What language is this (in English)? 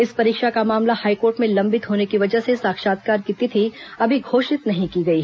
Hindi